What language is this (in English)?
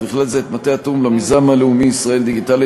Hebrew